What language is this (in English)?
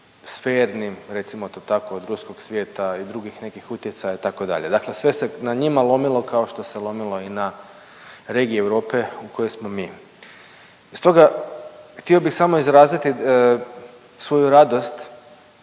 Croatian